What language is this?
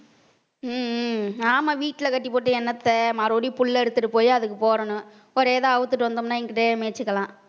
Tamil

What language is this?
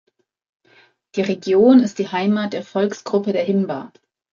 German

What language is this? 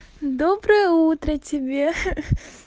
Russian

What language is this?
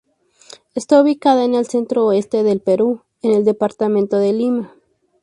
Spanish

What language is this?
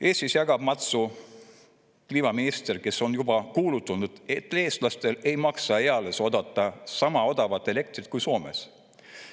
Estonian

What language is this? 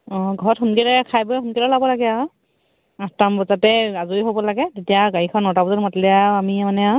Assamese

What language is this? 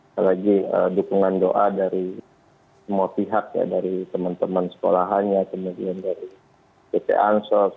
Indonesian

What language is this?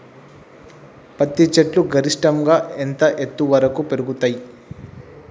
Telugu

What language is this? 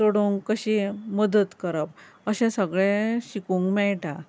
Konkani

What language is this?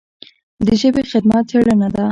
Pashto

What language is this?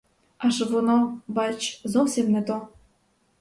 Ukrainian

